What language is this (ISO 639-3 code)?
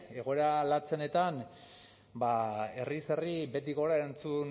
eus